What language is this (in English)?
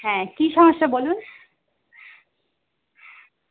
Bangla